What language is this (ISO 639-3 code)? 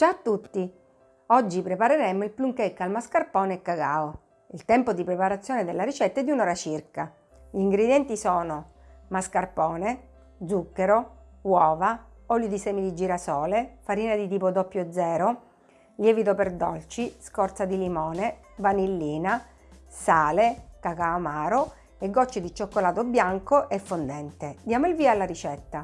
ita